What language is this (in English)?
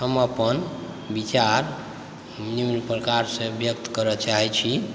Maithili